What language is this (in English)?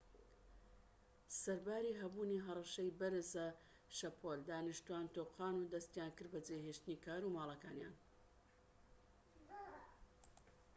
Central Kurdish